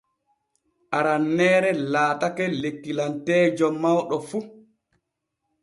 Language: Borgu Fulfulde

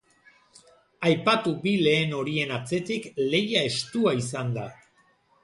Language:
Basque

